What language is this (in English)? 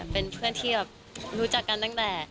Thai